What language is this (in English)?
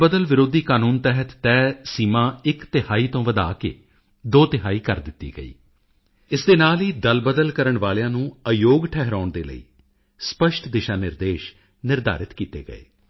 Punjabi